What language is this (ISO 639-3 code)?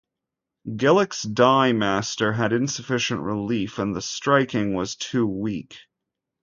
eng